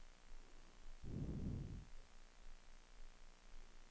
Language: Swedish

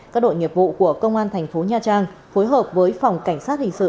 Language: Vietnamese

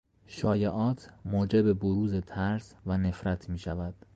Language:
Persian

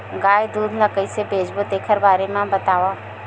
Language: Chhattisgarhi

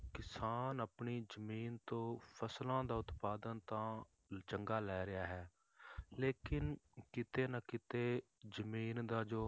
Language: Punjabi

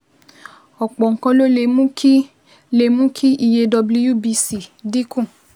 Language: Yoruba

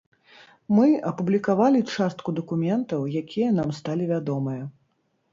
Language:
Belarusian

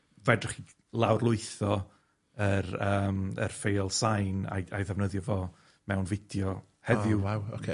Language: Welsh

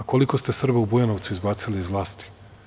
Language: Serbian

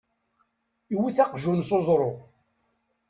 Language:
Kabyle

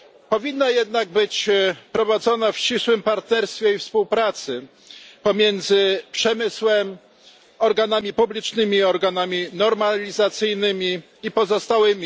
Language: Polish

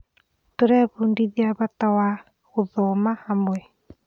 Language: Kikuyu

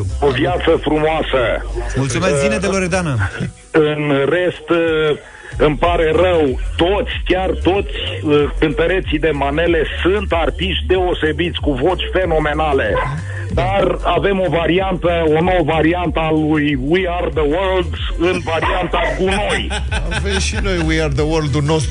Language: Romanian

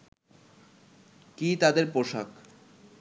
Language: Bangla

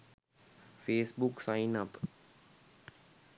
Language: Sinhala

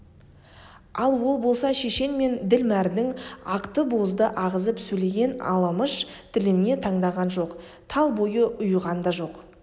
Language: Kazakh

